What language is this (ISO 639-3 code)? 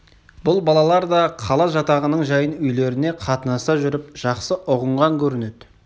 kaz